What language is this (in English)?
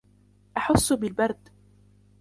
Arabic